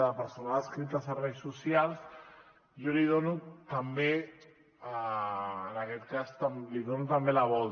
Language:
Catalan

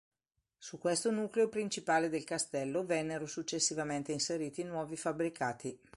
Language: Italian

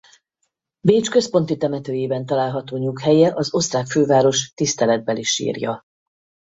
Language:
Hungarian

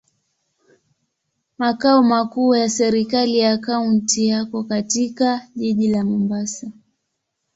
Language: Swahili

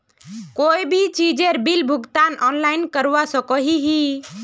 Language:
Magahi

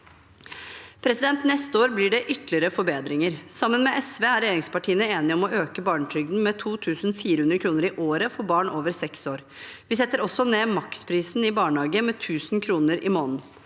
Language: Norwegian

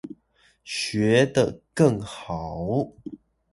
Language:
Chinese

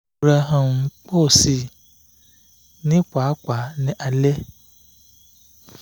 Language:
Yoruba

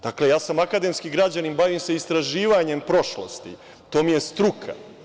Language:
Serbian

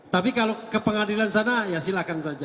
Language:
Indonesian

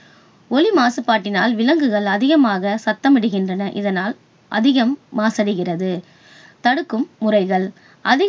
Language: Tamil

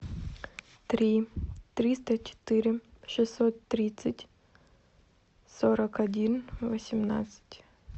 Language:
Russian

